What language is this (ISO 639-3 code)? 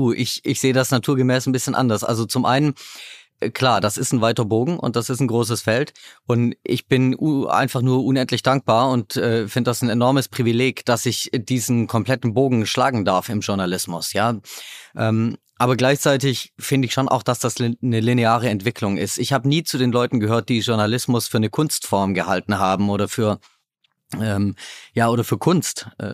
deu